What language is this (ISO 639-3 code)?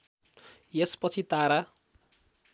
nep